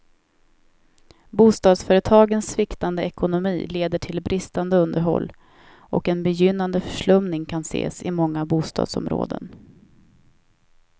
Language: Swedish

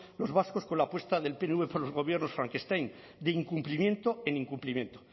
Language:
Spanish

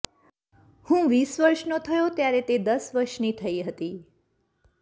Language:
Gujarati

